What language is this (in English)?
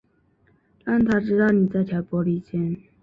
Chinese